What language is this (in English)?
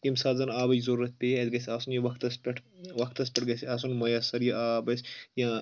Kashmiri